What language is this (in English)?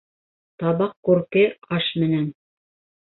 Bashkir